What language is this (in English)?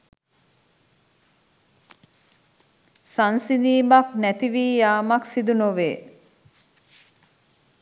Sinhala